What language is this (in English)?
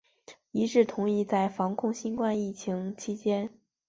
Chinese